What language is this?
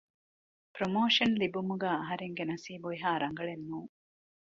Divehi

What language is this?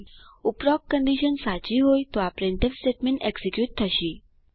Gujarati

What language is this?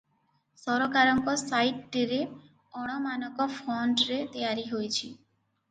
Odia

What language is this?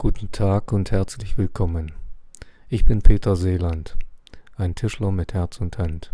German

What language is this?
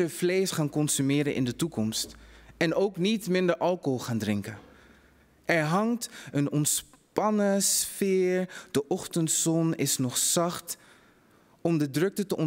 Dutch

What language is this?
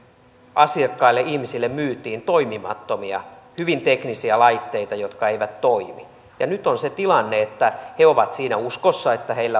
Finnish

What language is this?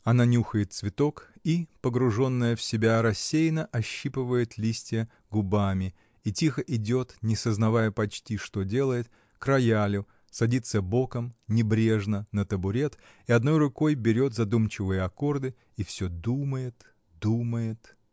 Russian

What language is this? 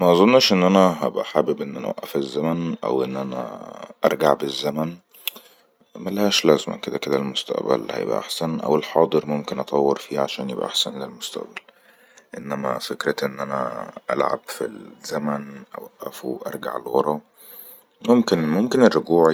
Egyptian Arabic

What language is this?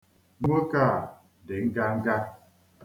Igbo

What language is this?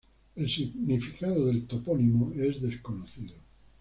Spanish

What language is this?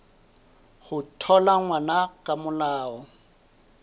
Southern Sotho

